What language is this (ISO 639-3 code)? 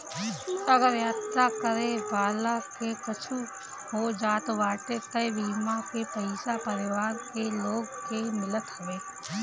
bho